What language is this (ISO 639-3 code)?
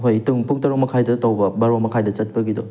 mni